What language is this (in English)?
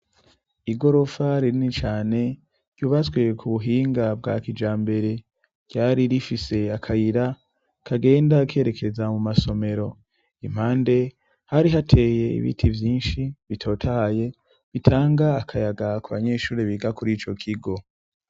Rundi